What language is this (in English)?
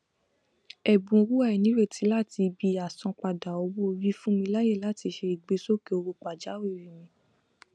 Yoruba